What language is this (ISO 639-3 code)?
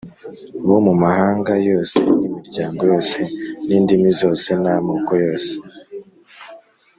kin